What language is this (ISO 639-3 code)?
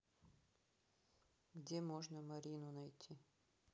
rus